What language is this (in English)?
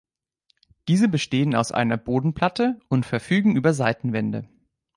German